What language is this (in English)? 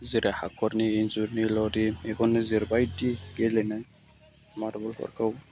Bodo